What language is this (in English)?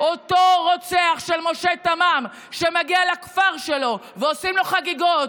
Hebrew